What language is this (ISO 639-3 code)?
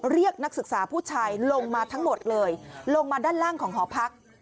tha